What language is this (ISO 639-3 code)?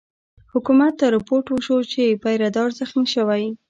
pus